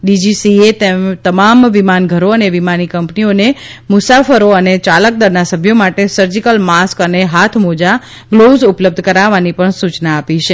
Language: Gujarati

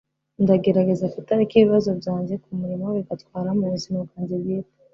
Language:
Kinyarwanda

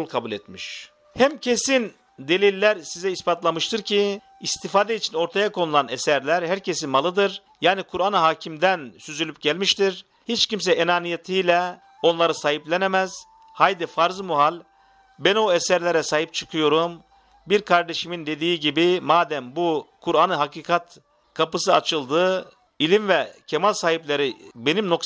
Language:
Turkish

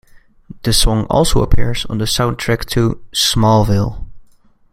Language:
English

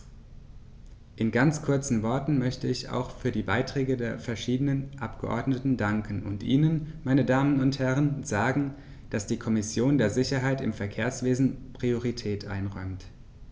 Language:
German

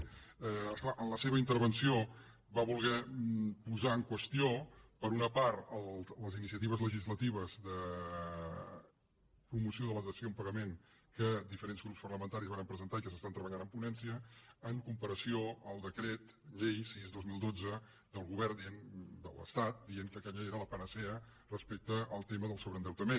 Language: Catalan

